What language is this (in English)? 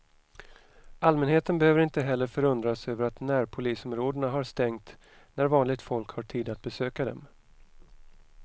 Swedish